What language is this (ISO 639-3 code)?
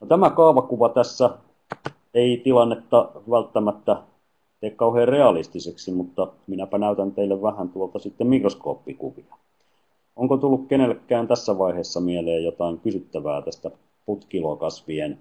fin